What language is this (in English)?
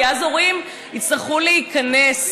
Hebrew